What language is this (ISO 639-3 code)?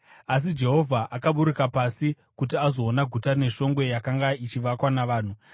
sna